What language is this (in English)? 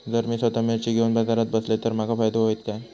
Marathi